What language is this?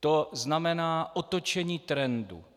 Czech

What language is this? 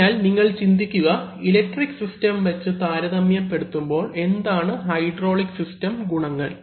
Malayalam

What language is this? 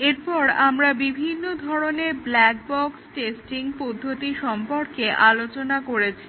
Bangla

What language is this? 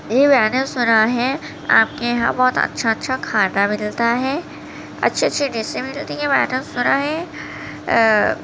Urdu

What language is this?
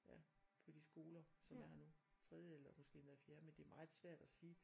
Danish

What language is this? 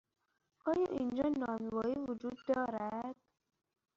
Persian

